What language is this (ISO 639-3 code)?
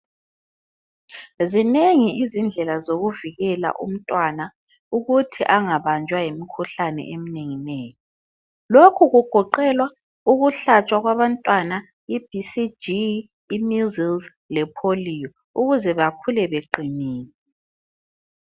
nde